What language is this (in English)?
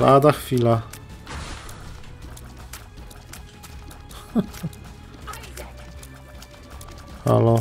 Polish